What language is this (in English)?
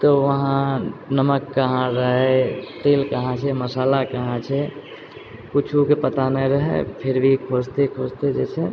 Maithili